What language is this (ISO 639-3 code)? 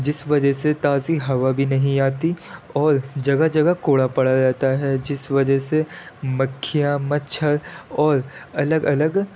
urd